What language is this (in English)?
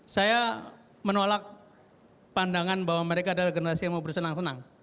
Indonesian